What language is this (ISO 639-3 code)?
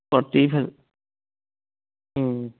mni